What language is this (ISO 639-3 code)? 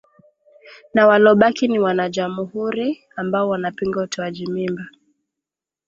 swa